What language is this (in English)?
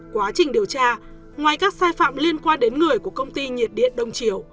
Vietnamese